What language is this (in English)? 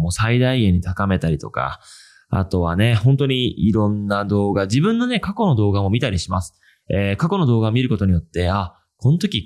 Japanese